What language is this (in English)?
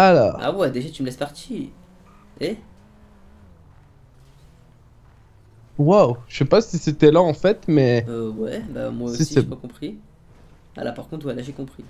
French